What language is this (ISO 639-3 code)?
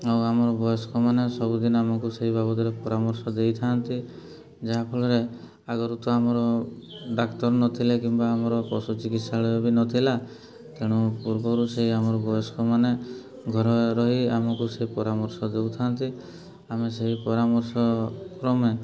ori